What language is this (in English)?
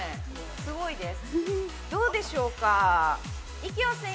Japanese